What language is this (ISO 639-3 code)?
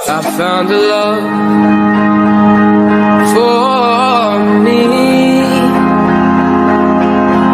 ind